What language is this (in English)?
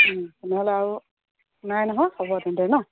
Assamese